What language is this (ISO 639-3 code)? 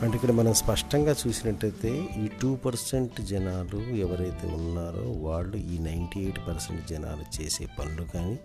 tel